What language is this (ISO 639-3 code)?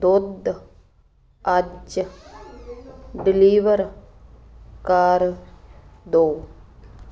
pan